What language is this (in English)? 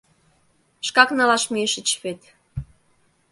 Mari